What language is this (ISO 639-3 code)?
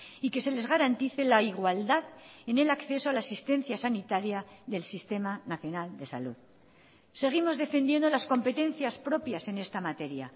spa